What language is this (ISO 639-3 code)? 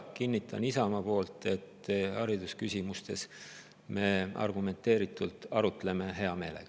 est